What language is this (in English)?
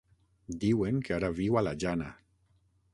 Catalan